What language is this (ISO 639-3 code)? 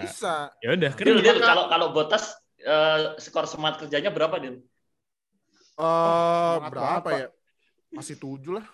ind